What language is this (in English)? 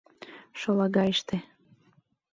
Mari